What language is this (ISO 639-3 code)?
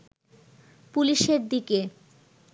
ben